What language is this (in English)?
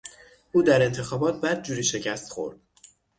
Persian